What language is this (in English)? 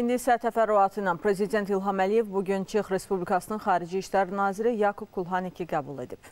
Turkish